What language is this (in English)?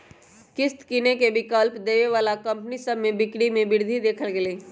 Magahi